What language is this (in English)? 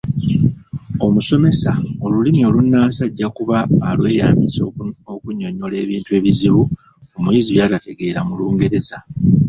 Ganda